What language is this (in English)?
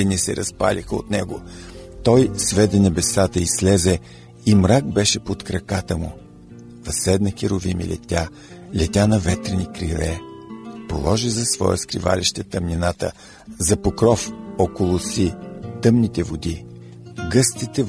Bulgarian